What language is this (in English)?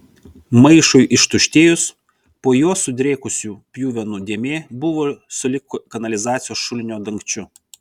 Lithuanian